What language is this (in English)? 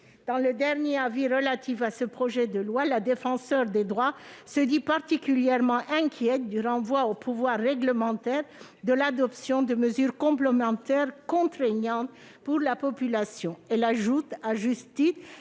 French